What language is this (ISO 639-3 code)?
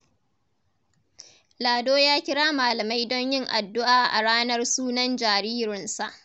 hau